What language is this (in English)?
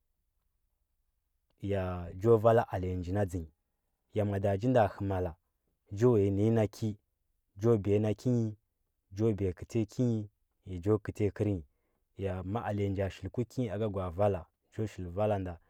Huba